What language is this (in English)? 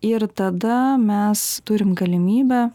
Lithuanian